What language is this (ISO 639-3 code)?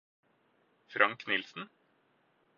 nob